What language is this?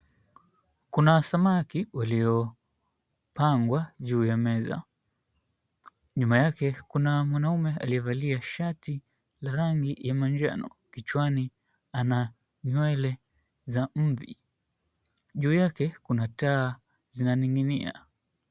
Swahili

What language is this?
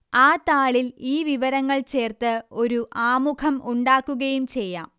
Malayalam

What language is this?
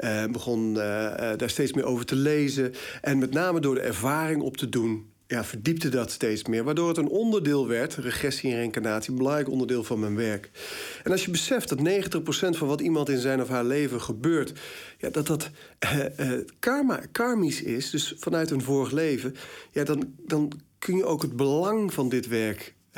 Dutch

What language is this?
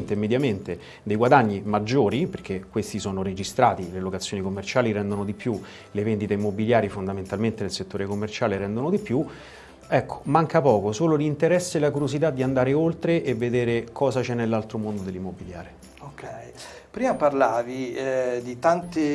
Italian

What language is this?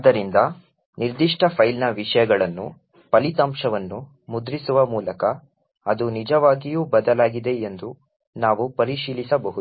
Kannada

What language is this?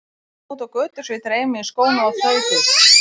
Icelandic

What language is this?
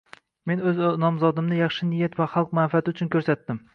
Uzbek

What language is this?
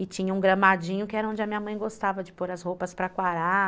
Portuguese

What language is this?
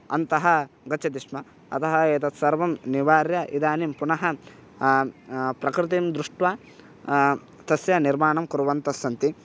Sanskrit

